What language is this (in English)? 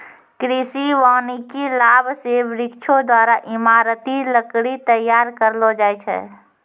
Maithili